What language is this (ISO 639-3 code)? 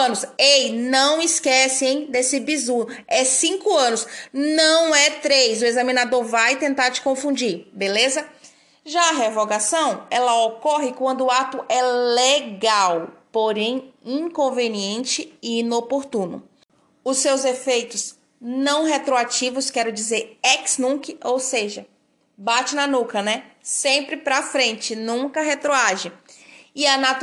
por